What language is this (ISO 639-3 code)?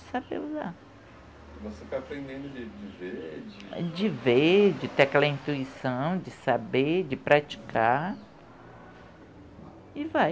por